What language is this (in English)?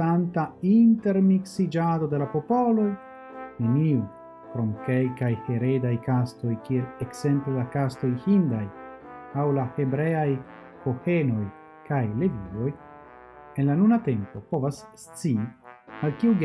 Italian